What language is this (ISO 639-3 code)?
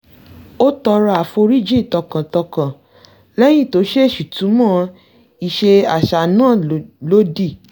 yor